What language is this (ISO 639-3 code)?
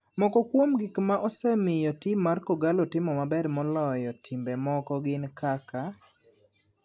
luo